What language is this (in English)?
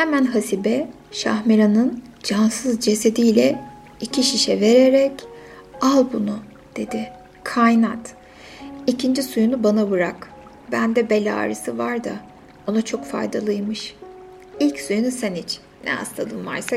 Turkish